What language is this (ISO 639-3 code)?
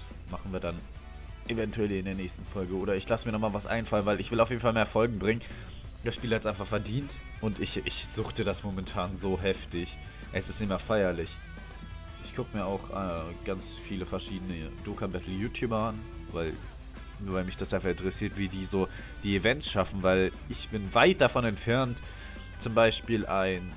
deu